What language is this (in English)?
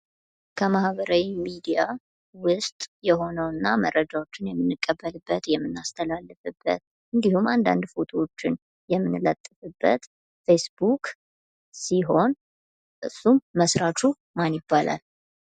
Amharic